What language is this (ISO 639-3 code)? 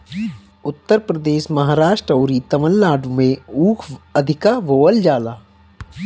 bho